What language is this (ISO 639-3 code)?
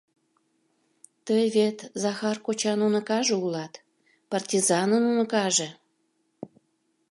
chm